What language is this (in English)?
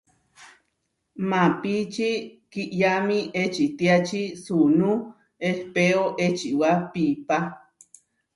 Huarijio